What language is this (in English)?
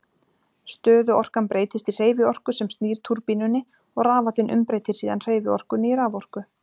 Icelandic